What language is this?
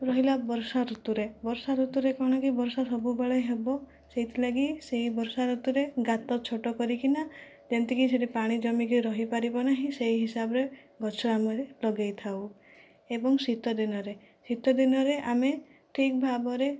Odia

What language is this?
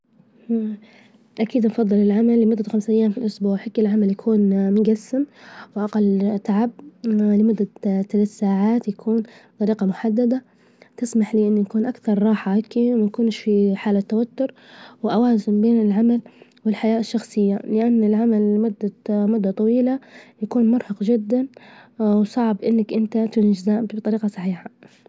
Libyan Arabic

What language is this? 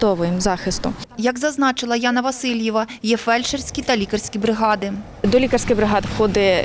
Ukrainian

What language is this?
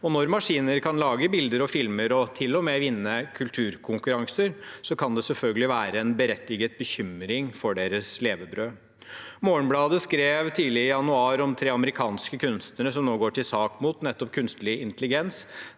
Norwegian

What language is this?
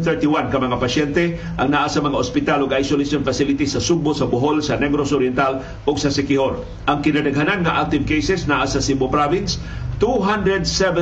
Filipino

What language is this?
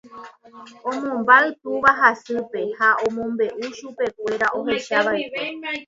Guarani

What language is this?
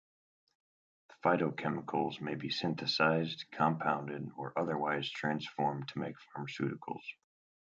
English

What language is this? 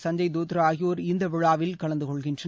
Tamil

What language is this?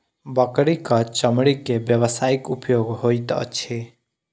Maithili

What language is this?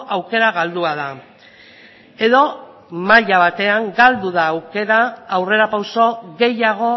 Basque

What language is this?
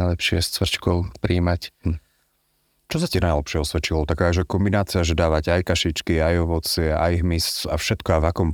Slovak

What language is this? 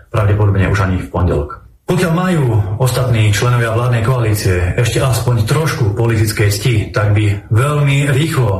Slovak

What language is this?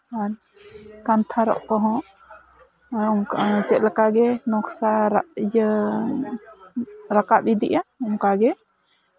Santali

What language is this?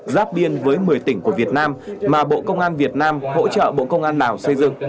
Vietnamese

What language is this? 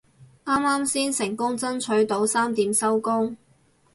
Cantonese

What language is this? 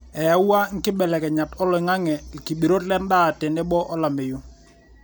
Masai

